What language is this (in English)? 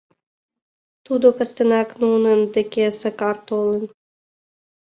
Mari